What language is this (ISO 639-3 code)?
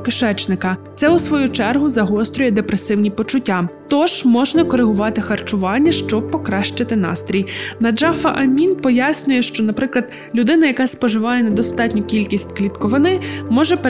ukr